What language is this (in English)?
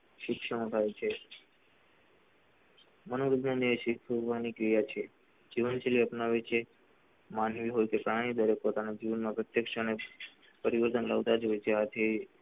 Gujarati